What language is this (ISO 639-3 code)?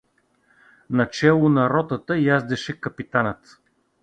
bul